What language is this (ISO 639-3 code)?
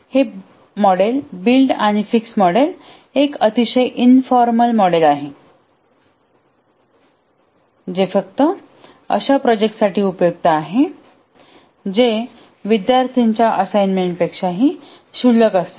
mar